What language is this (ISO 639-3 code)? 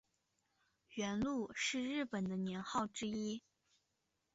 zho